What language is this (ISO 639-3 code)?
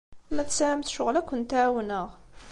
kab